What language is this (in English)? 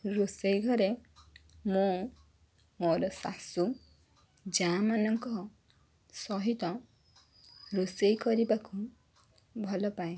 Odia